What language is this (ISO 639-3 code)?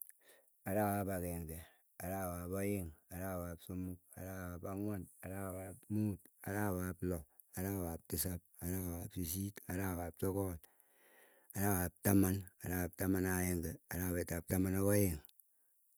eyo